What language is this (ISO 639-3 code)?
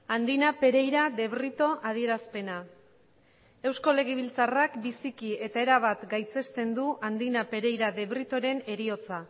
eus